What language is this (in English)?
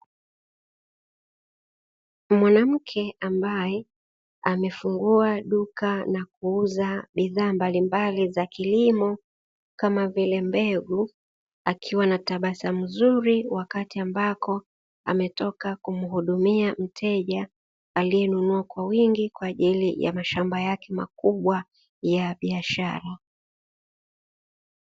Swahili